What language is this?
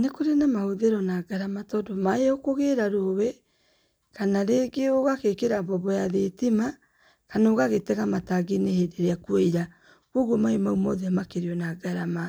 Kikuyu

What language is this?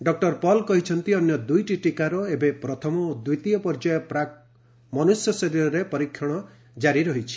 Odia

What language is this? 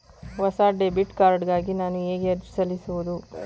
Kannada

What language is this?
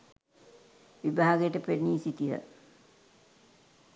Sinhala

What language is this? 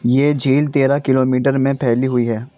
Urdu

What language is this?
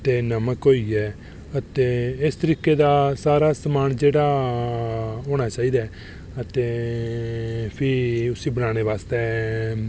Dogri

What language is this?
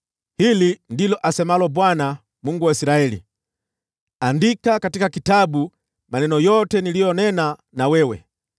Swahili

